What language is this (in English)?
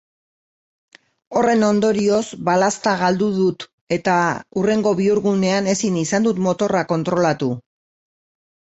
Basque